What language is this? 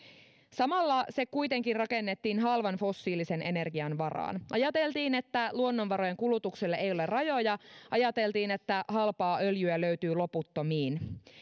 Finnish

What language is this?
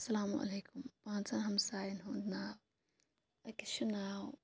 Kashmiri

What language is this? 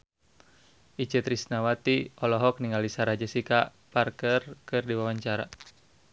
Sundanese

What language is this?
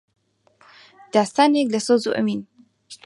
Central Kurdish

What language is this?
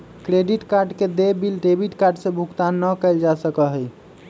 Magahi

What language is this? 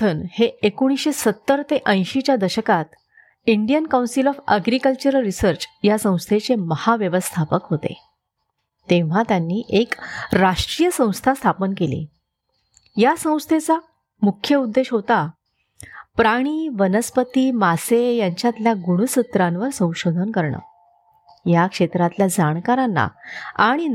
Marathi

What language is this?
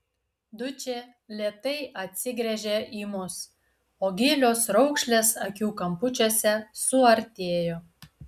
Lithuanian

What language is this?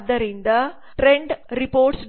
Kannada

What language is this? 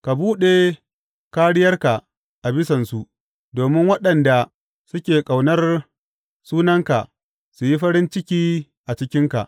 Hausa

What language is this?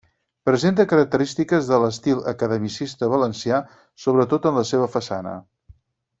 Catalan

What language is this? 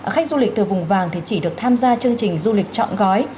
Vietnamese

